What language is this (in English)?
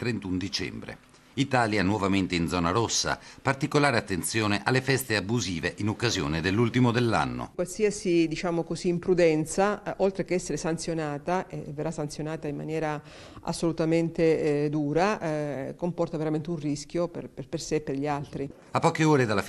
Italian